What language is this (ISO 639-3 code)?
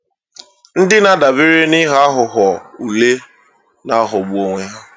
ibo